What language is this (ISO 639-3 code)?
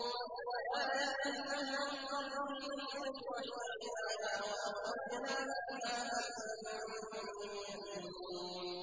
ara